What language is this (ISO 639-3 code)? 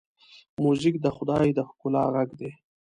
pus